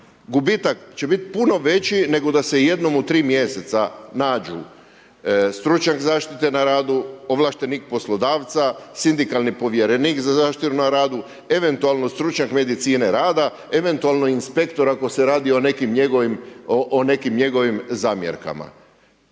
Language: Croatian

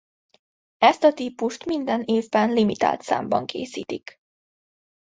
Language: Hungarian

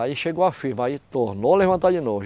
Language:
Portuguese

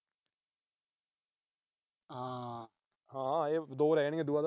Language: Punjabi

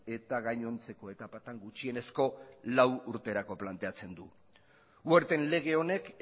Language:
Basque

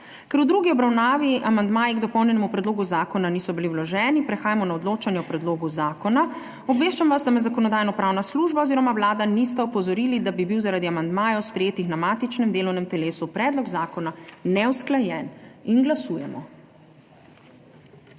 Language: Slovenian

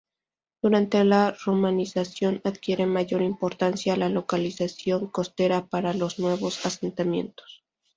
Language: Spanish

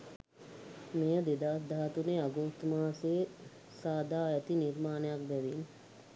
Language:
Sinhala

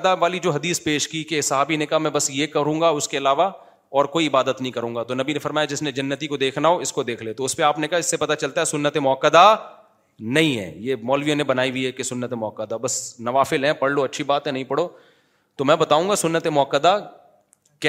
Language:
Urdu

